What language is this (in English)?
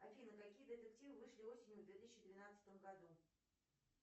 Russian